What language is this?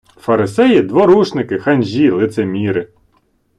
Ukrainian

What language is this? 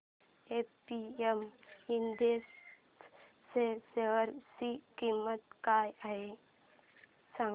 Marathi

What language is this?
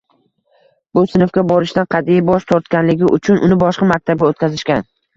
Uzbek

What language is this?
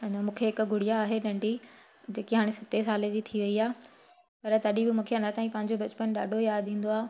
Sindhi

